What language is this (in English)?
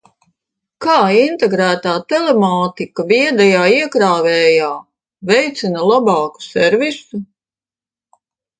Latvian